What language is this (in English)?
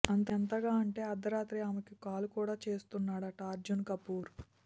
Telugu